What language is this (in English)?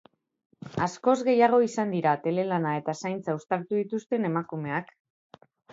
Basque